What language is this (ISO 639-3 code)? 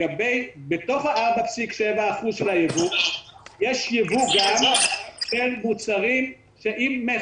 heb